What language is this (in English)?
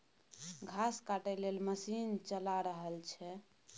Maithili